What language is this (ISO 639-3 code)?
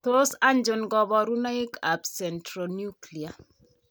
kln